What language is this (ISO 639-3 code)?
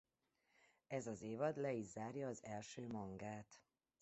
hun